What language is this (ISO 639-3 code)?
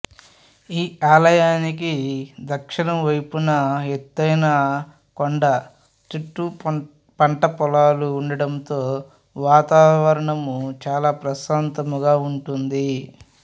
tel